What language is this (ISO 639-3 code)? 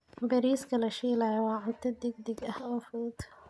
som